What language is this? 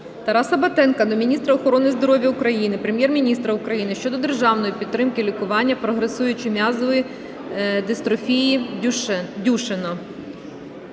Ukrainian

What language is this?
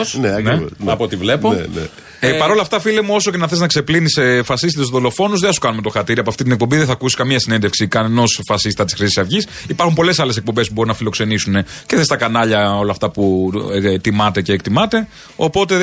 Greek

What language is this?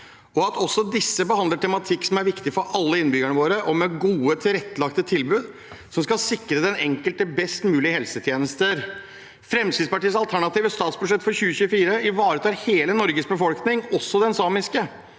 Norwegian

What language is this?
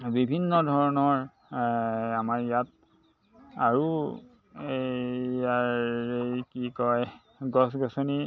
Assamese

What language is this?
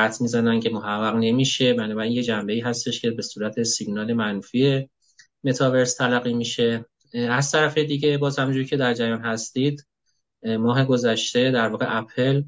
Persian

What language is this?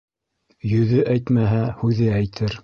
Bashkir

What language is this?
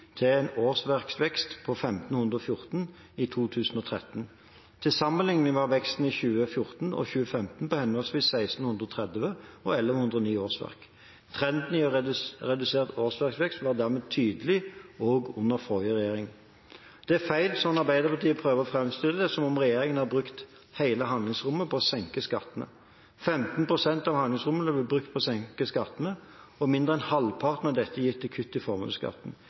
Norwegian Bokmål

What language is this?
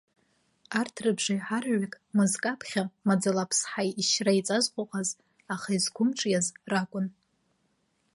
Abkhazian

